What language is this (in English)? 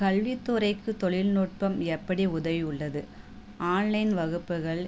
Tamil